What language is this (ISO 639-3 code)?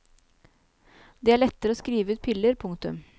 nor